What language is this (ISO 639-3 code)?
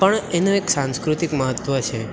guj